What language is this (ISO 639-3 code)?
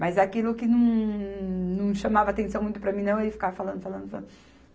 por